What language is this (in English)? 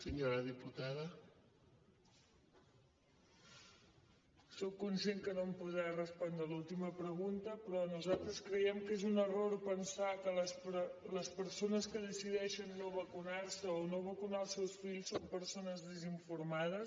Catalan